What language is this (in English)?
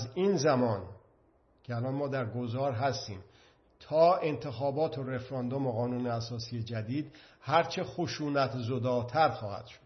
Persian